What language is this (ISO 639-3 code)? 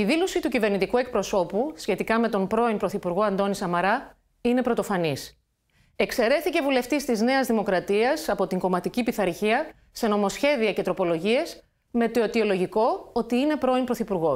ell